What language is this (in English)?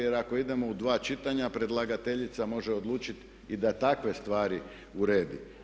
Croatian